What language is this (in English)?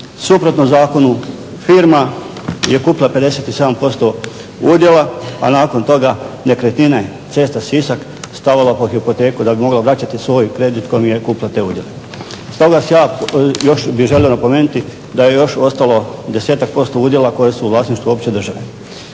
Croatian